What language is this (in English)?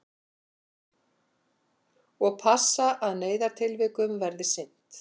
Icelandic